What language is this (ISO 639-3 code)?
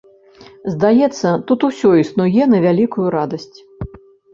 bel